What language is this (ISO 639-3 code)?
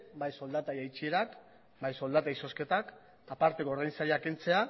eus